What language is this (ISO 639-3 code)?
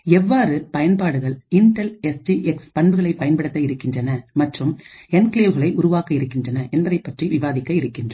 tam